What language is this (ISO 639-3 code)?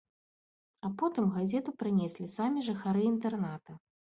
bel